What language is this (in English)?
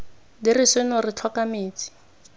Tswana